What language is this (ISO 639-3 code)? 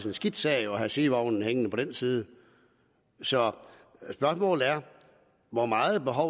dan